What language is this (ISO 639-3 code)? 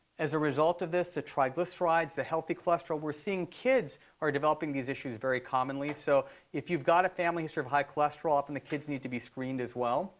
eng